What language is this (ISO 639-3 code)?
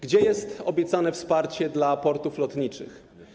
pol